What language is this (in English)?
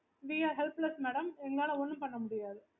Tamil